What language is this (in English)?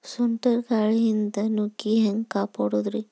Kannada